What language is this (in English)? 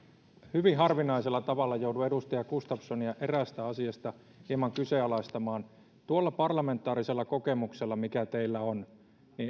Finnish